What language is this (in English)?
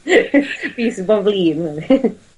Welsh